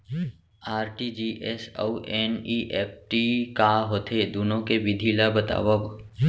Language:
Chhattisgarhi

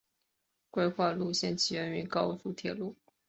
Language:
Chinese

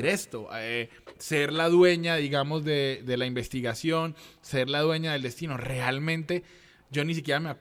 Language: Spanish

